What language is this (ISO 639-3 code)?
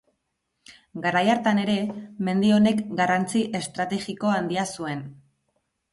eus